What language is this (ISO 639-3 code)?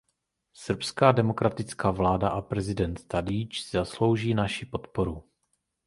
ces